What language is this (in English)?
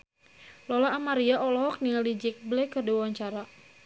Sundanese